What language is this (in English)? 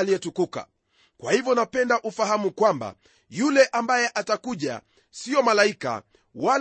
Swahili